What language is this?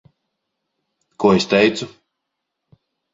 Latvian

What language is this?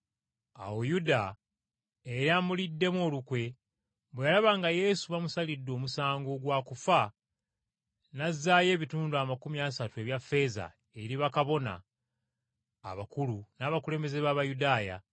Ganda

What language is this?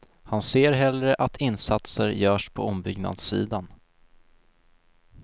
Swedish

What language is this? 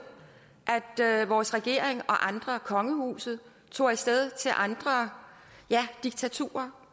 Danish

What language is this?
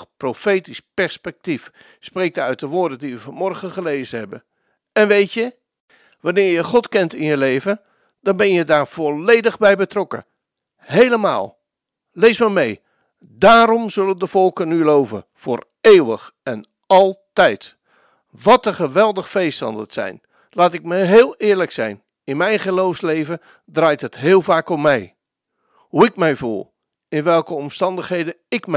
Dutch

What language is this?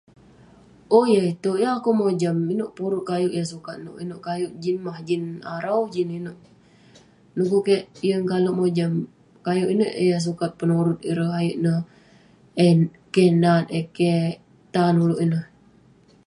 Western Penan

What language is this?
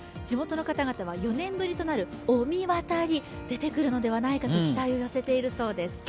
Japanese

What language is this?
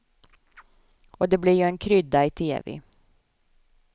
Swedish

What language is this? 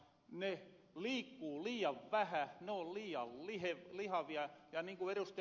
Finnish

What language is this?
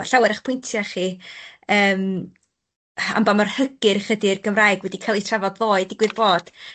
Welsh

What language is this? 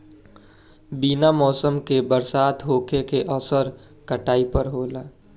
Bhojpuri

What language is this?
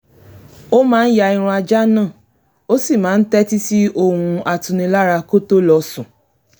Yoruba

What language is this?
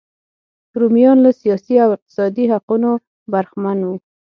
Pashto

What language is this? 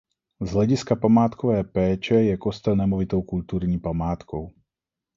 Czech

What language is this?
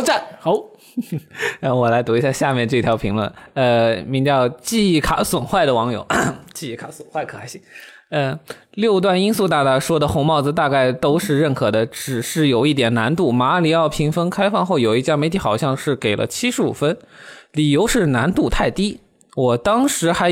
Chinese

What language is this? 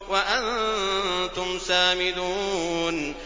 Arabic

